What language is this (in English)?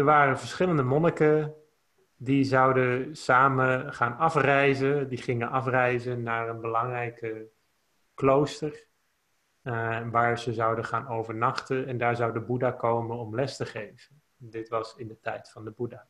Dutch